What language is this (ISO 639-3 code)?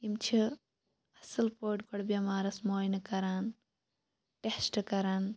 kas